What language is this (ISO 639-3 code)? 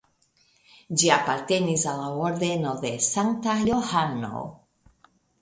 epo